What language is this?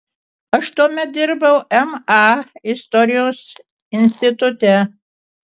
Lithuanian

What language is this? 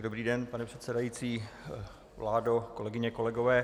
Czech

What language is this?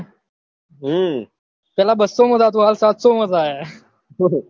Gujarati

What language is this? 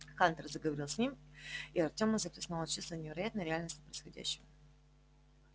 Russian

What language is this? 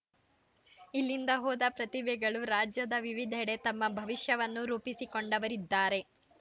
Kannada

